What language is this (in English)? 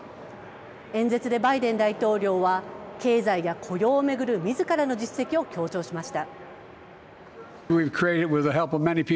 Japanese